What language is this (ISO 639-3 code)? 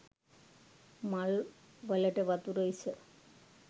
sin